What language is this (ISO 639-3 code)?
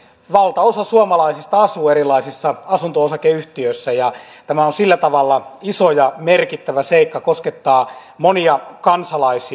fin